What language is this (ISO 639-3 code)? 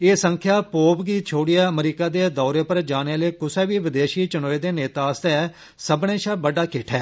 doi